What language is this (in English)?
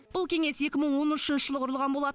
Kazakh